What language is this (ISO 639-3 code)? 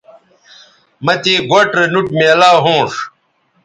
btv